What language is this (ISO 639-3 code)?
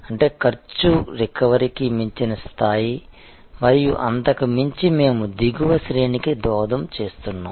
tel